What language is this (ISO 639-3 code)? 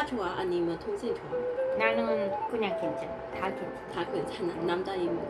kor